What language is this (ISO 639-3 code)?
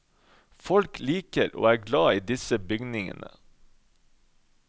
nor